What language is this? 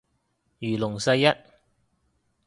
Cantonese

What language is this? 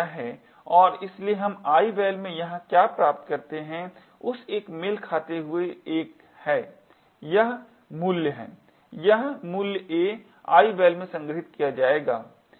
Hindi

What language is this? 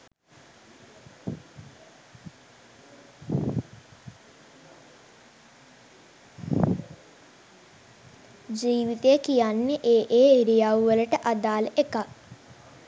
Sinhala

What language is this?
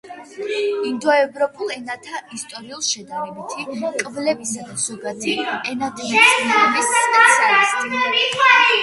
Georgian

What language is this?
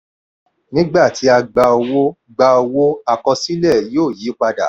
Yoruba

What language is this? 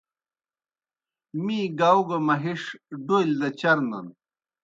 Kohistani Shina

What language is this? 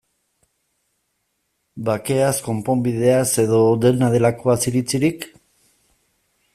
Basque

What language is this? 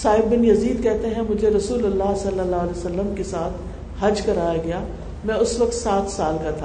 Urdu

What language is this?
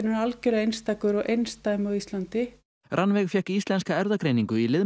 Icelandic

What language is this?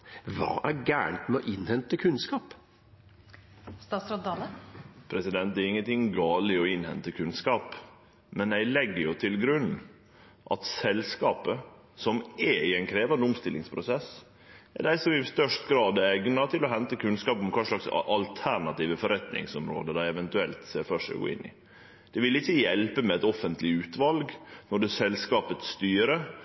Norwegian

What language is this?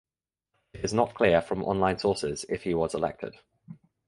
English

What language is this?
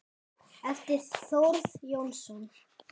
Icelandic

